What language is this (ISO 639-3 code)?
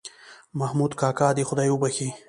pus